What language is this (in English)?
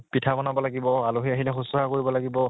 Assamese